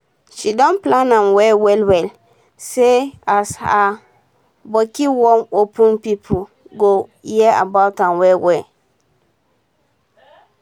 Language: Nigerian Pidgin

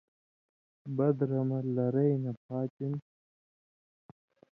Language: Indus Kohistani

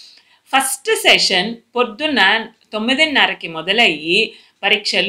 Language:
Telugu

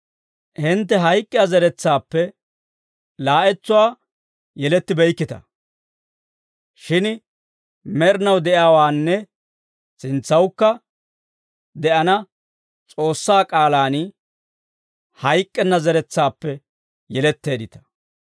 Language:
Dawro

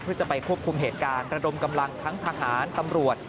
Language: Thai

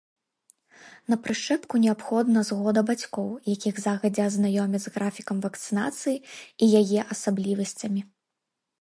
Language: Belarusian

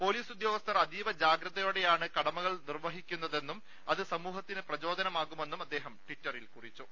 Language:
Malayalam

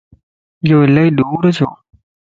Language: Lasi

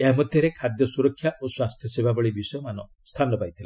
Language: Odia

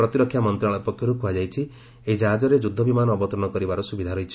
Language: Odia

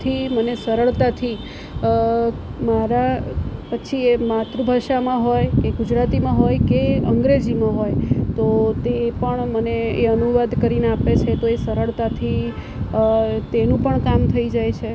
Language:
Gujarati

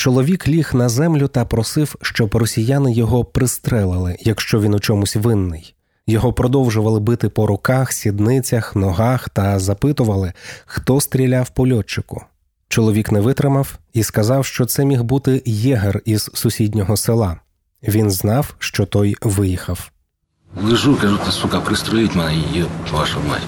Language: Ukrainian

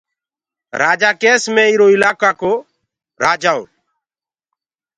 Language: Gurgula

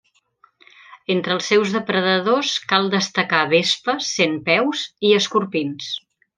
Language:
Catalan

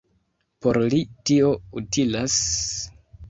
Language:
Esperanto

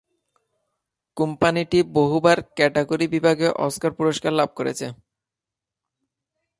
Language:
Bangla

